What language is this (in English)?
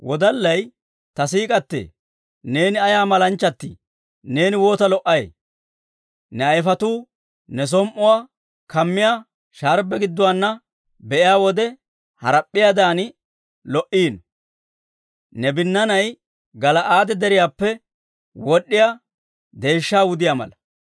Dawro